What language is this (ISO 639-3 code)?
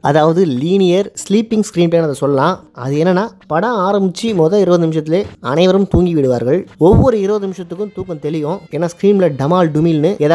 ita